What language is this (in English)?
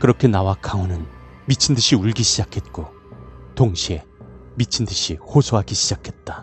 Korean